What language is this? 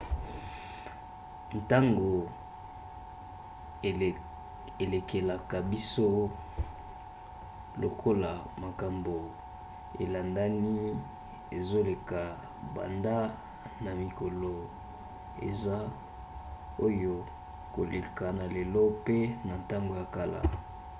Lingala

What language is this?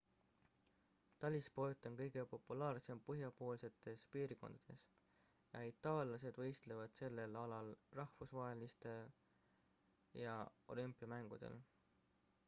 Estonian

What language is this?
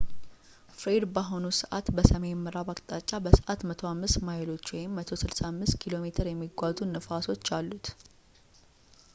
Amharic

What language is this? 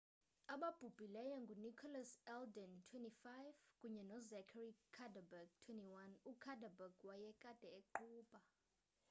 Xhosa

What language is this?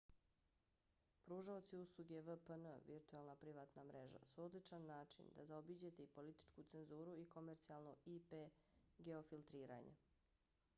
Bosnian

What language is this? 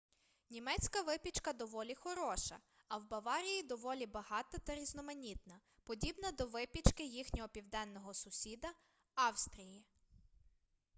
Ukrainian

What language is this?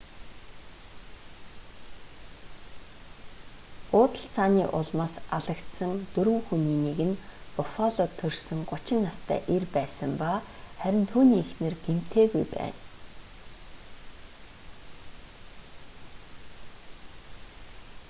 Mongolian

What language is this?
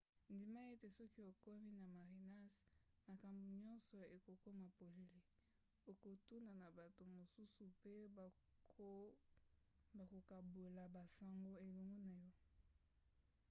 Lingala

